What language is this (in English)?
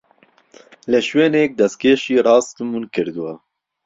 Central Kurdish